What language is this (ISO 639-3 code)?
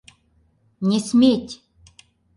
chm